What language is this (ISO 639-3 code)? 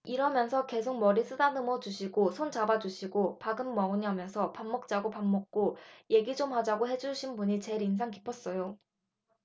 kor